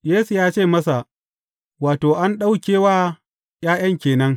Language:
Hausa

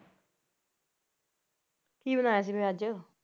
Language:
Punjabi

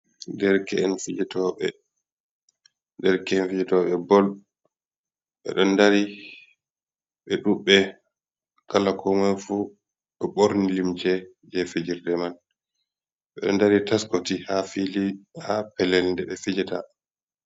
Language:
Fula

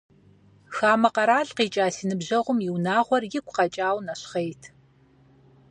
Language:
Kabardian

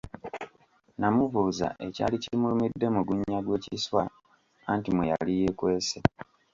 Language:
Ganda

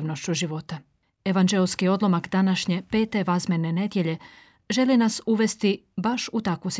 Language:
Croatian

